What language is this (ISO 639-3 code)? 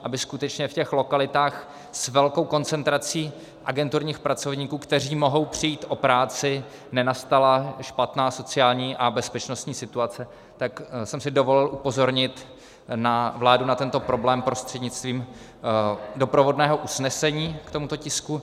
ces